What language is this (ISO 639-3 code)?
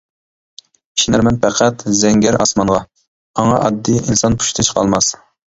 uig